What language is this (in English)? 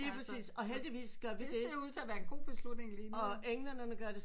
Danish